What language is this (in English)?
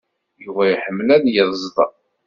Kabyle